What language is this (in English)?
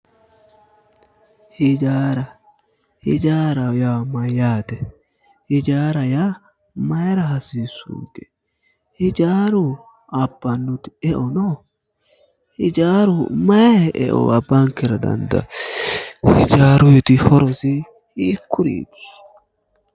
Sidamo